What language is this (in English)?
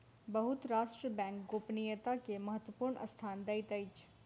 Maithili